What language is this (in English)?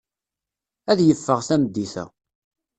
Kabyle